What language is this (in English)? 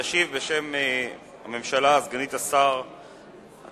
Hebrew